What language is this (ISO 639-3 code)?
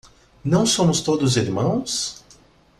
por